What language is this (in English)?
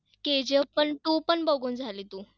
Marathi